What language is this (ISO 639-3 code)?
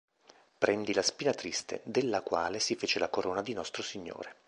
ita